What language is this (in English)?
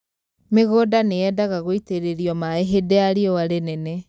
Kikuyu